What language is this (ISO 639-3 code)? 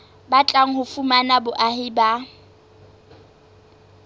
sot